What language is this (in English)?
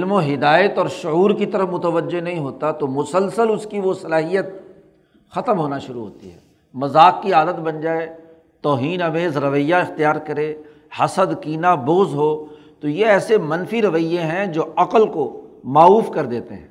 Urdu